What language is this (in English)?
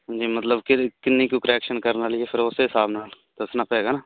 Punjabi